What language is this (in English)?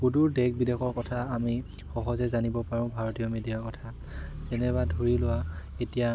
Assamese